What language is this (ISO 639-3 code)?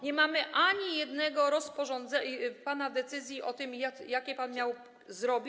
pol